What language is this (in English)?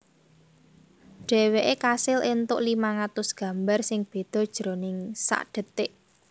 Javanese